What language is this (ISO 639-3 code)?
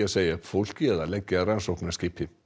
isl